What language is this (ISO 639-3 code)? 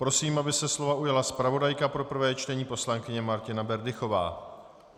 ces